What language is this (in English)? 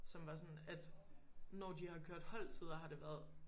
Danish